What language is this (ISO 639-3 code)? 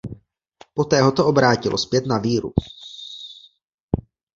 ces